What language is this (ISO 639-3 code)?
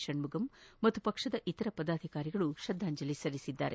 kan